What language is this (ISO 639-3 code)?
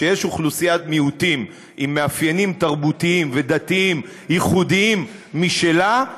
heb